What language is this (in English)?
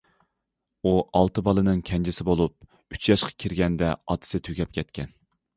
Uyghur